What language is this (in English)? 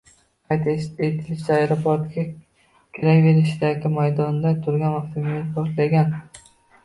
Uzbek